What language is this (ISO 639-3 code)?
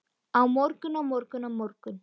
isl